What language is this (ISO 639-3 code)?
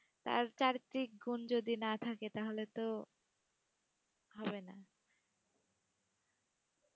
ben